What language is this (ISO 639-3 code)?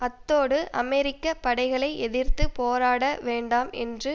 tam